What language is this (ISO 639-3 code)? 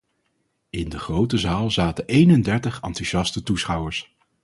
nld